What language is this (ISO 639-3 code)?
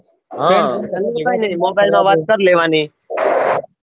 guj